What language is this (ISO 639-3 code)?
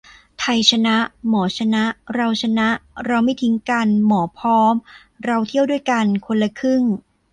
tha